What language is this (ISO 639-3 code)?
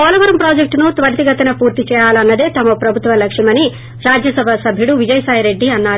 tel